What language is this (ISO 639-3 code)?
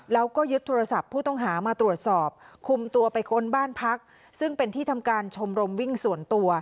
tha